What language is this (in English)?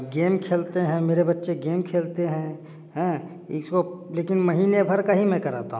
Hindi